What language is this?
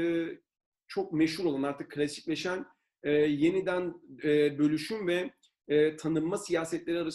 Turkish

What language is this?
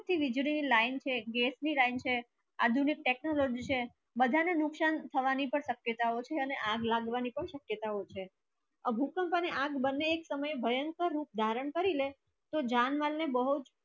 Gujarati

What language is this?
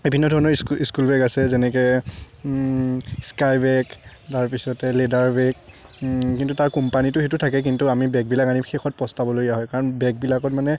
Assamese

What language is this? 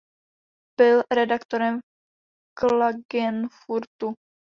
Czech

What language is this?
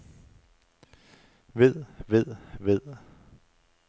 Danish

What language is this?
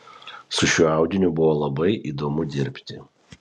Lithuanian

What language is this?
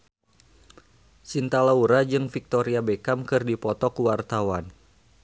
Sundanese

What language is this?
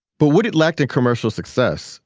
English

